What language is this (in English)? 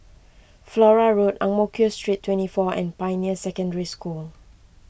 English